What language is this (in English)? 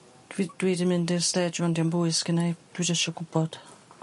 Welsh